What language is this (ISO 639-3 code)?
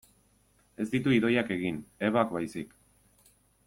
eus